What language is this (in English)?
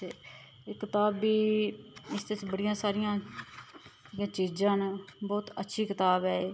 Dogri